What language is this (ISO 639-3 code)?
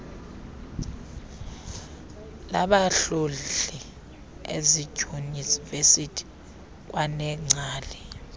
xho